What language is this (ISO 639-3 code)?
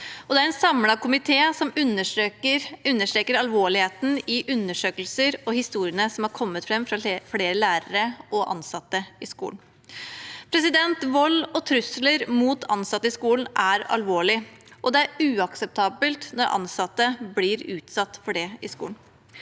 nor